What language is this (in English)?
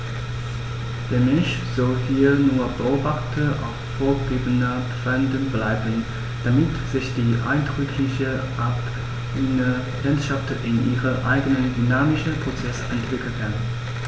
German